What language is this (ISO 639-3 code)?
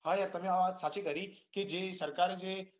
guj